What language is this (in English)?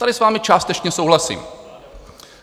Czech